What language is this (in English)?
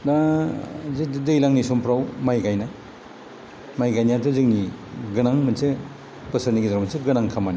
Bodo